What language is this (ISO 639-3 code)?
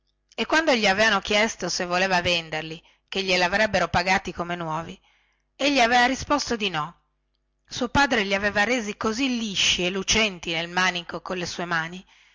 ita